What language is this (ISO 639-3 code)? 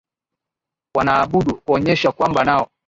swa